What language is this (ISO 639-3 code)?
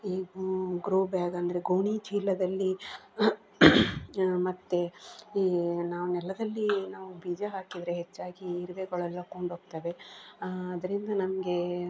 kan